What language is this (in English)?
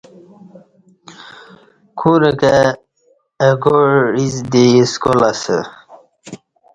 Kati